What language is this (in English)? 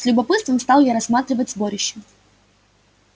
Russian